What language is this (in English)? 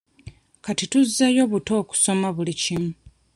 Ganda